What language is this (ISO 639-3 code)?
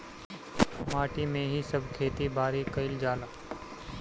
bho